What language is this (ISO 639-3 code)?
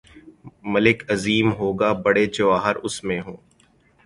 urd